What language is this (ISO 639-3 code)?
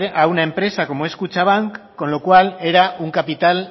spa